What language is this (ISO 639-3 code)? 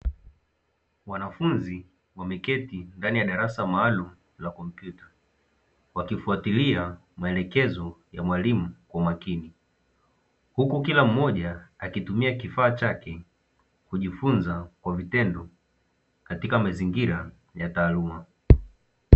swa